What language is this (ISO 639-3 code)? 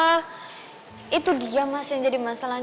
ind